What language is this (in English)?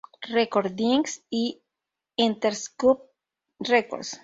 Spanish